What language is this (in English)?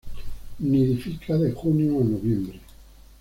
Spanish